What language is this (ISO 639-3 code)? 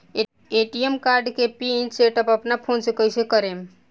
bho